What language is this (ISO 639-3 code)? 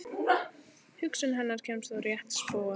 isl